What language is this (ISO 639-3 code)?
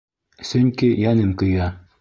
bak